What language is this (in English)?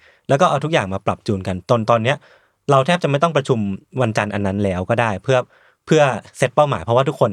Thai